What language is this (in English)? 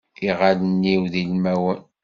Kabyle